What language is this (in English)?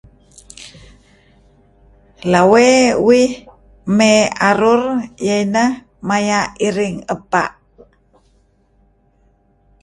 Kelabit